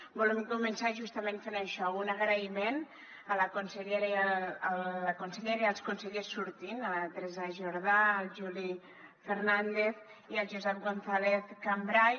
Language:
Catalan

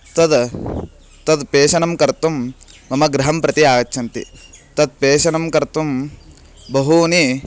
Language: Sanskrit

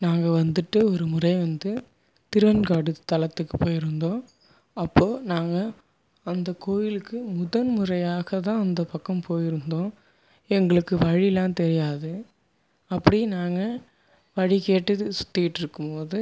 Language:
Tamil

